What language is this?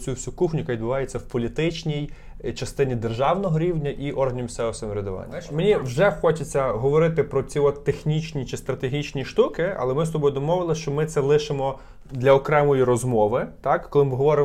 Ukrainian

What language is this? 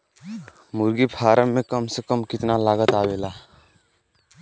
Bhojpuri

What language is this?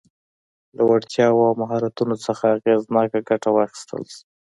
Pashto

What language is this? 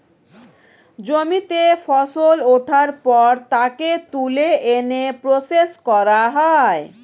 Bangla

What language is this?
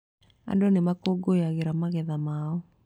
Kikuyu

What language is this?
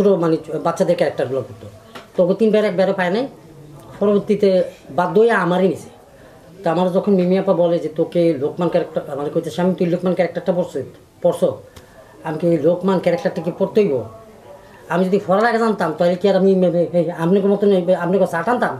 Romanian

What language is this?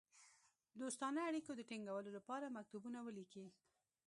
Pashto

